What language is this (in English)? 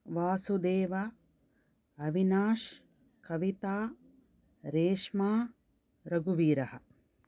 Sanskrit